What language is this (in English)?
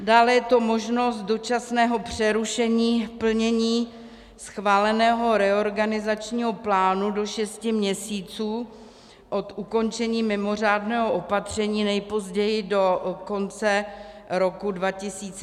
Czech